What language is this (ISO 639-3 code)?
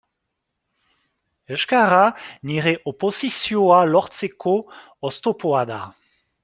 eus